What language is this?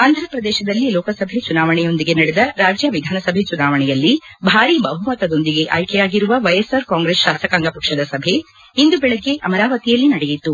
Kannada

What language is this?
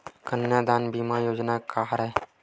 Chhattisgarhi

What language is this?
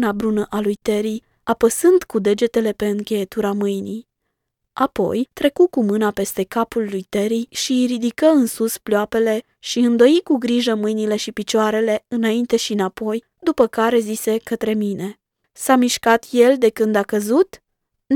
Romanian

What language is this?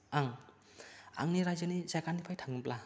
Bodo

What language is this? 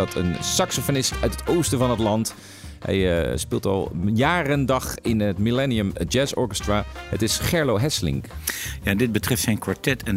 Dutch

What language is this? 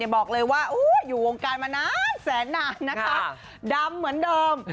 Thai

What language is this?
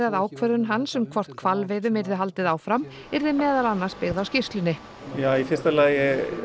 Icelandic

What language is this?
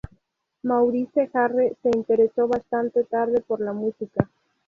Spanish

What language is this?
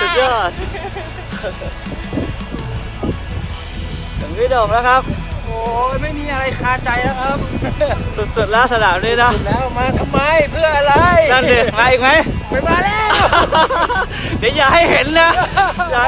Thai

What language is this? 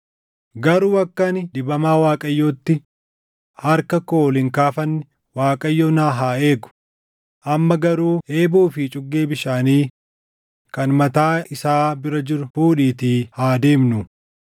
Oromo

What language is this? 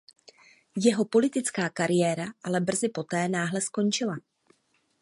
Czech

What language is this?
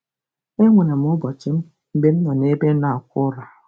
Igbo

